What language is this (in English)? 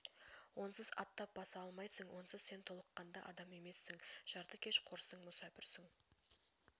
Kazakh